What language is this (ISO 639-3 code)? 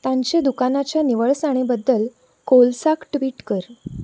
kok